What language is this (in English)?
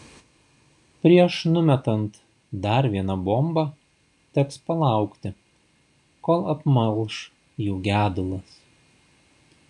Lithuanian